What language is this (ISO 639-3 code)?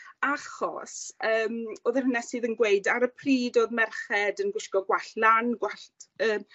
cym